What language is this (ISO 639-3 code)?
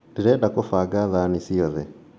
kik